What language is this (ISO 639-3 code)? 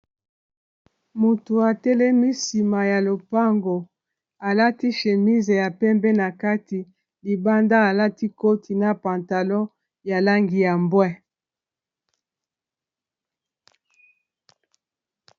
lin